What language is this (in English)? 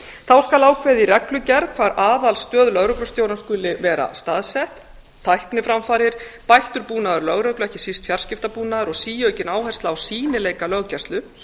Icelandic